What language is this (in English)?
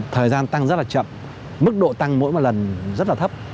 Vietnamese